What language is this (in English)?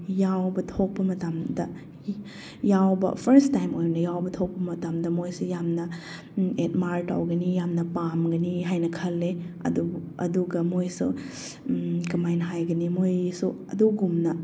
Manipuri